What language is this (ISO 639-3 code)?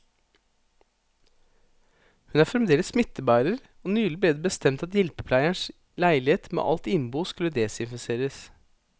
nor